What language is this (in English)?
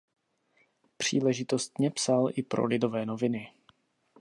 Czech